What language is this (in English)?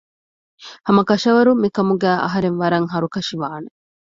Divehi